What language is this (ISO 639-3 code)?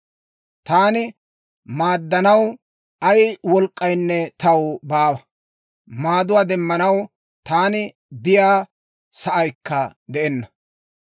dwr